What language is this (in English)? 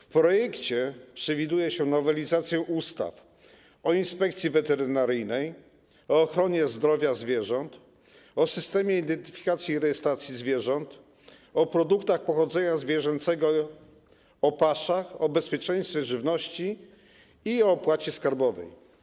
Polish